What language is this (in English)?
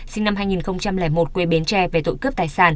Vietnamese